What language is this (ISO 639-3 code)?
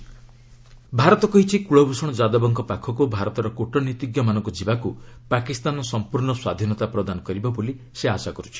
ori